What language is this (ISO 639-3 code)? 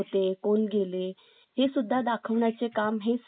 mar